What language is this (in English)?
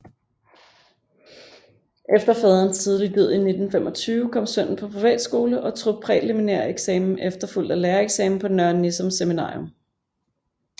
Danish